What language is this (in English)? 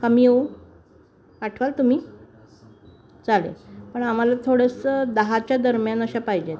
Marathi